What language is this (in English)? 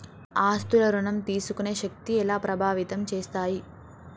Telugu